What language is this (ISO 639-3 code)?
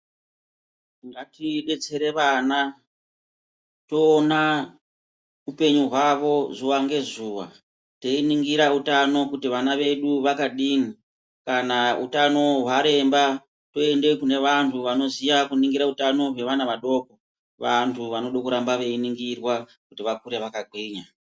ndc